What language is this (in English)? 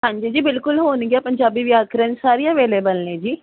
Punjabi